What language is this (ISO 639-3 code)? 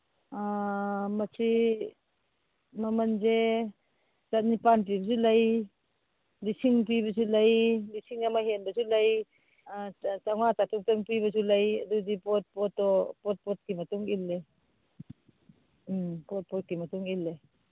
mni